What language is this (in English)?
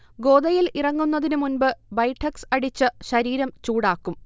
Malayalam